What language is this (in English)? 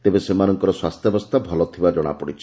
Odia